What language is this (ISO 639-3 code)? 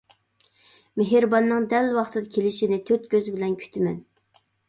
uig